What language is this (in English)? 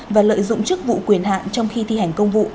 Vietnamese